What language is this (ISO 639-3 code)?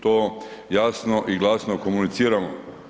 hrv